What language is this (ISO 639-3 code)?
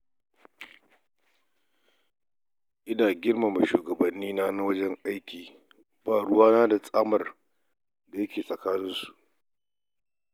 hau